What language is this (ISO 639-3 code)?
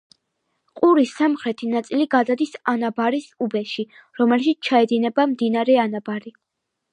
kat